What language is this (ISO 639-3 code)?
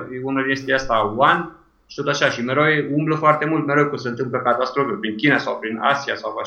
ron